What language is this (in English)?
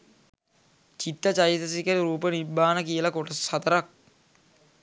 Sinhala